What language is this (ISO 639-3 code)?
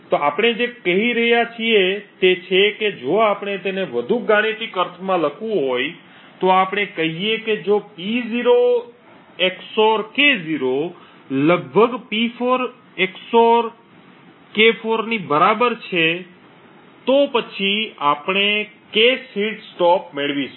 guj